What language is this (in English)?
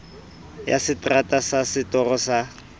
Southern Sotho